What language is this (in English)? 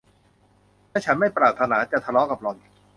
Thai